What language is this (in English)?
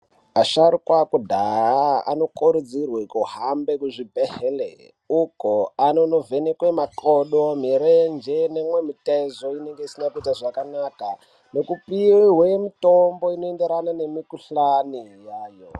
Ndau